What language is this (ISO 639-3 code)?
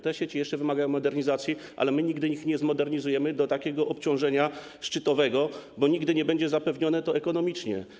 pol